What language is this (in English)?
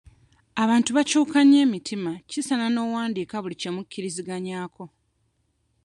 Ganda